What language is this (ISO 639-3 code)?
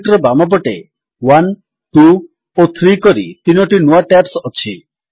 ori